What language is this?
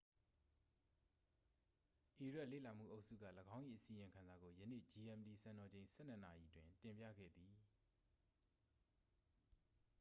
Burmese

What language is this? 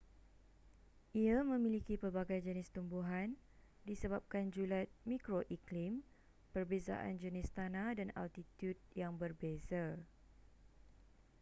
Malay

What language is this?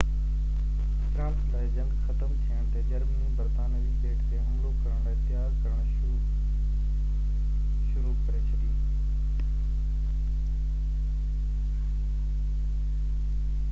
Sindhi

